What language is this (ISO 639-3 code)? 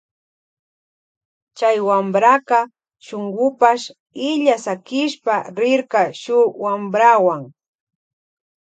qvj